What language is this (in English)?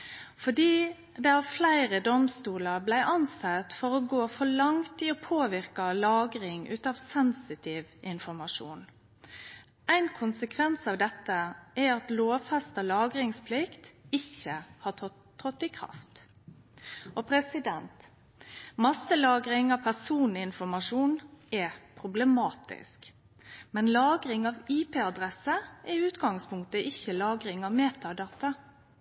Norwegian Nynorsk